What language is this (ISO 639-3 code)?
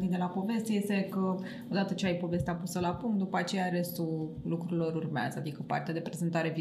ron